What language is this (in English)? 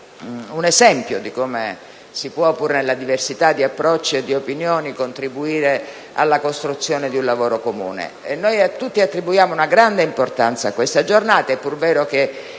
Italian